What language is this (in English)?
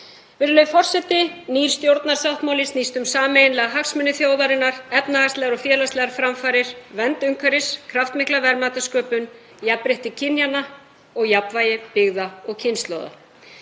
Icelandic